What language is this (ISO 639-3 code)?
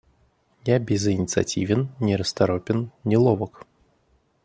rus